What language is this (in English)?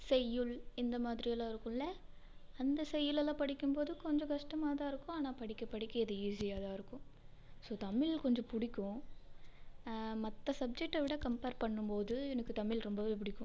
Tamil